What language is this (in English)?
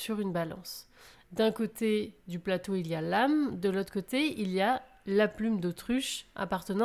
French